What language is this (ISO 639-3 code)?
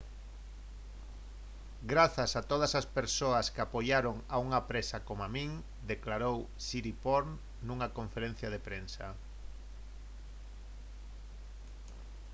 glg